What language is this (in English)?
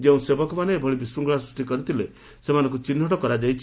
Odia